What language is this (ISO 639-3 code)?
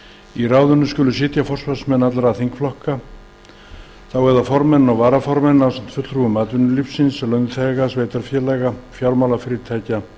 isl